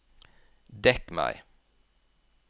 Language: Norwegian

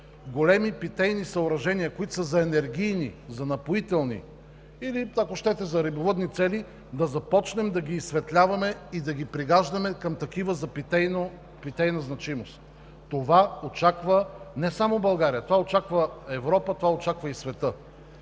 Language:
Bulgarian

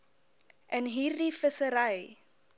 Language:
Afrikaans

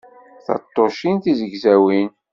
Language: Kabyle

